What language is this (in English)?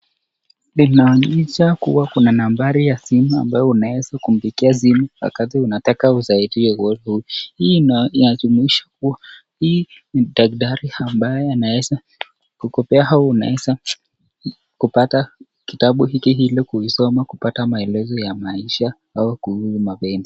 Swahili